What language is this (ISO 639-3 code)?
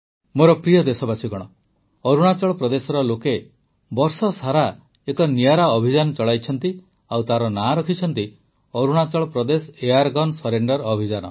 ori